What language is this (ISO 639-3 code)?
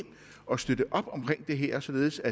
dan